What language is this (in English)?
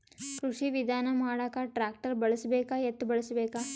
Kannada